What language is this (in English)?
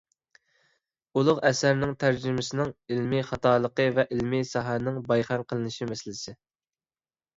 Uyghur